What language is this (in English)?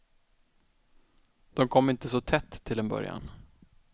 Swedish